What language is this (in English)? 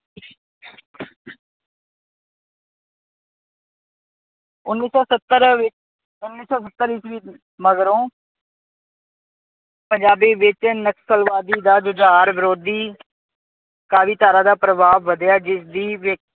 Punjabi